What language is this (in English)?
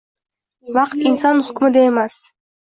Uzbek